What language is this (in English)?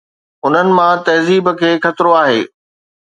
Sindhi